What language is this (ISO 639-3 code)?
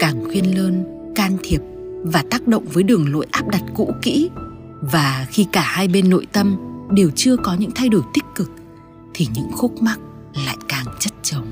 vie